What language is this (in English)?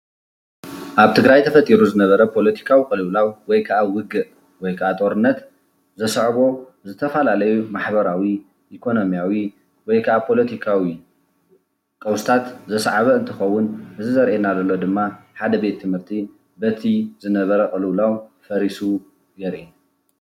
Tigrinya